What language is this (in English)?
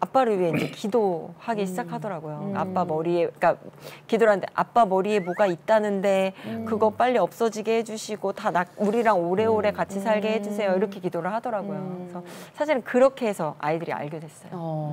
Korean